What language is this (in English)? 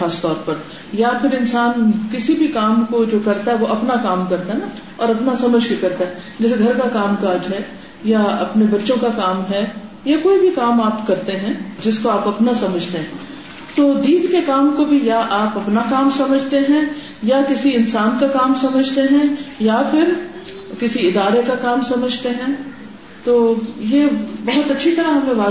Urdu